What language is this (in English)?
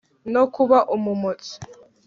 Kinyarwanda